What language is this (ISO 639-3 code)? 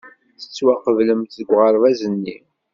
kab